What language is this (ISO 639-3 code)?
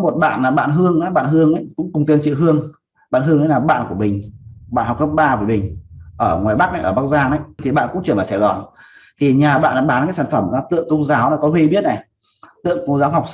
vie